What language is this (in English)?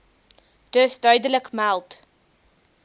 Afrikaans